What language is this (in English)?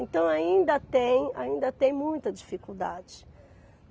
Portuguese